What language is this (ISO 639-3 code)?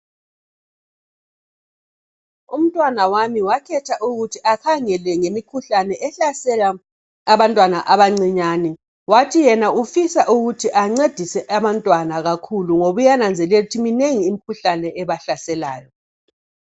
nde